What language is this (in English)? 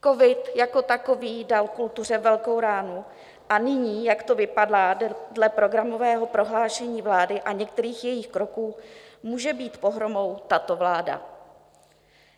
Czech